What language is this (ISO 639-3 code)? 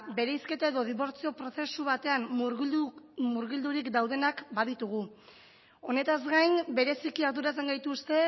eus